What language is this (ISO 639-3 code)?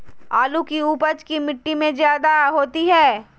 mag